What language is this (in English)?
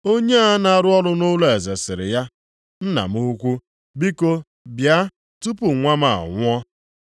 Igbo